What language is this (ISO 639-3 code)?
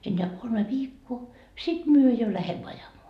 fin